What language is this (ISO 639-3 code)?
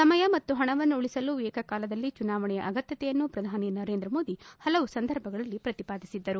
kan